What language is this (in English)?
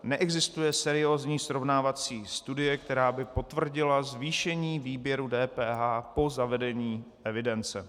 Czech